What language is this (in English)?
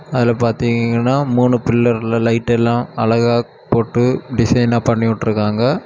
Tamil